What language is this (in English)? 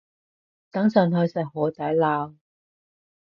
Cantonese